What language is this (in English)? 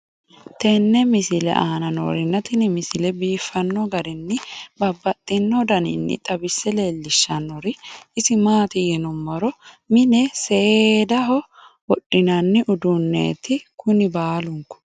Sidamo